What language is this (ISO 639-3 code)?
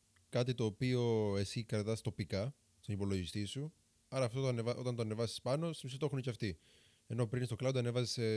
ell